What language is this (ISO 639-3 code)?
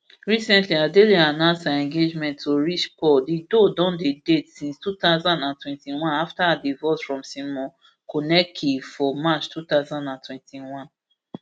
pcm